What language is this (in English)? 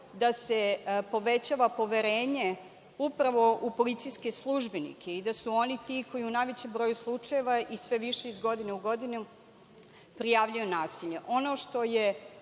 Serbian